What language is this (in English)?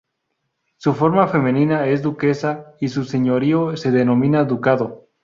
Spanish